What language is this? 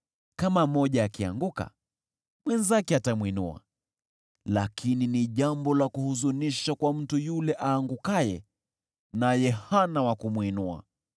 Swahili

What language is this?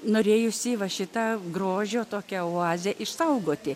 Lithuanian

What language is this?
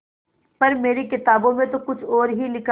Hindi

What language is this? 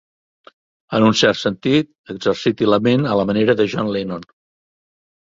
Catalan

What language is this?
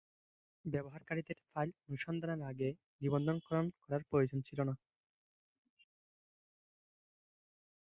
Bangla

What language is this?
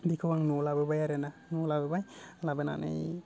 Bodo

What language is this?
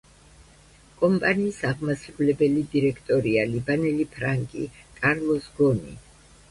Georgian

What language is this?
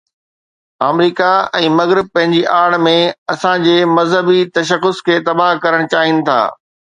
Sindhi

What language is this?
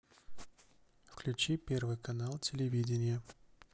Russian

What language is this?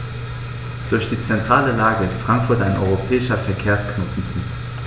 German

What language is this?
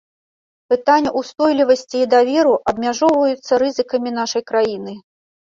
Belarusian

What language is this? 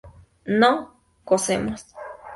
Spanish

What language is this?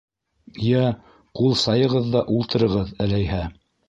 Bashkir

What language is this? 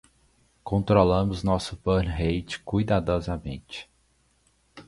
Portuguese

